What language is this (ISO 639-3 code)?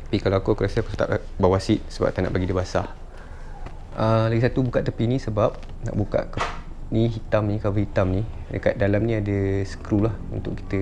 msa